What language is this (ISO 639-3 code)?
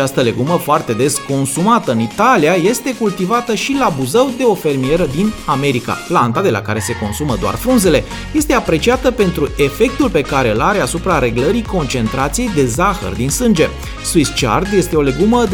ron